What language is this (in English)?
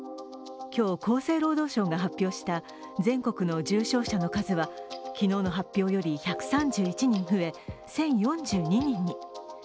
Japanese